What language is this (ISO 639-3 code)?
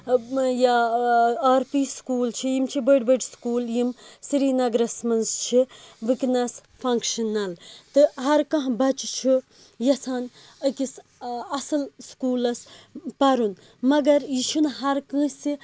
kas